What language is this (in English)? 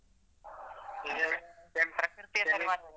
Kannada